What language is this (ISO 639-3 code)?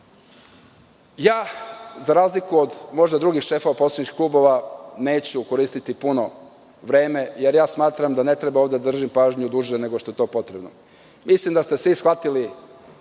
srp